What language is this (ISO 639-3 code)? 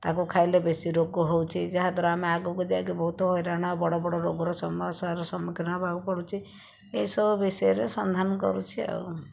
ori